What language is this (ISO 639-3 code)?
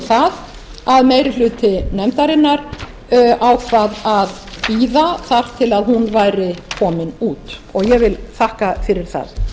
isl